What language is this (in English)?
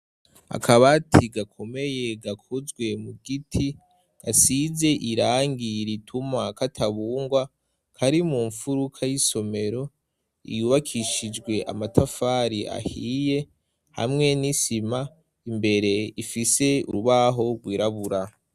Rundi